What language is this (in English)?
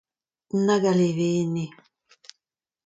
Breton